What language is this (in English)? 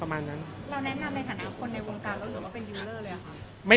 Thai